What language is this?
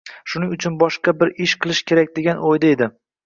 Uzbek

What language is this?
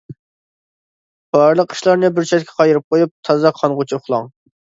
Uyghur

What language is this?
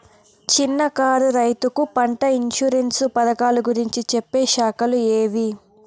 Telugu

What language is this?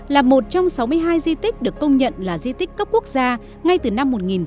Vietnamese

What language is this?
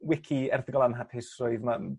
Welsh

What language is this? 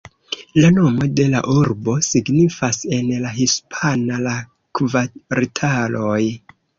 Esperanto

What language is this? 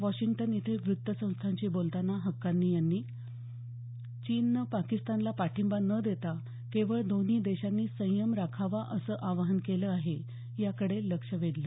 Marathi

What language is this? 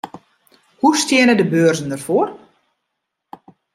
Western Frisian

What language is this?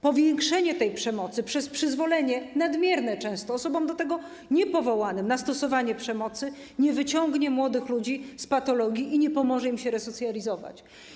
Polish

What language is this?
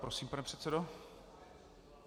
Czech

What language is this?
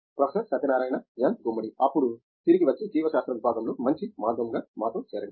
Telugu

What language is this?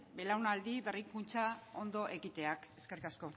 Basque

